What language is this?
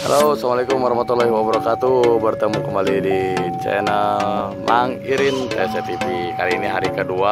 Indonesian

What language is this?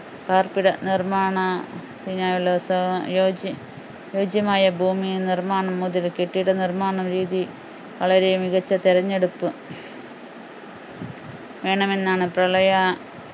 Malayalam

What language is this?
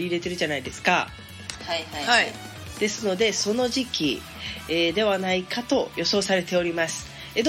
Japanese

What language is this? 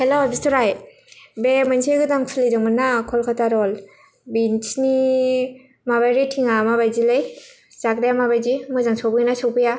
Bodo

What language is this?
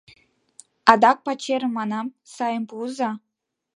Mari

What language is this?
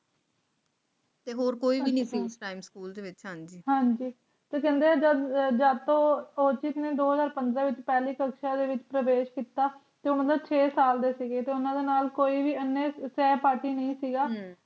Punjabi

